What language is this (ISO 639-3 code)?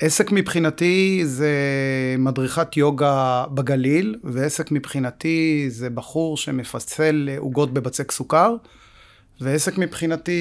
heb